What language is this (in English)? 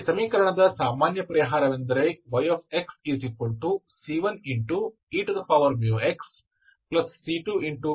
Kannada